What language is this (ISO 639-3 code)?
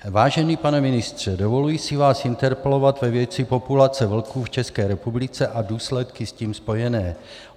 ces